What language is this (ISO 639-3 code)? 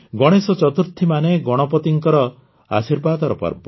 ori